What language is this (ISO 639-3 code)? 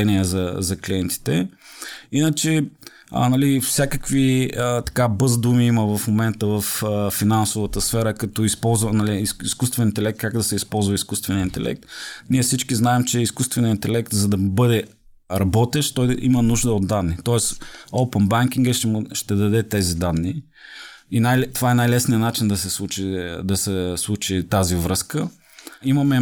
bul